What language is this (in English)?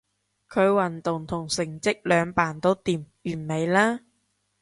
Cantonese